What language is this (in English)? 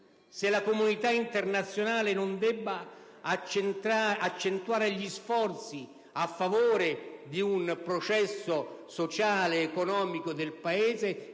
Italian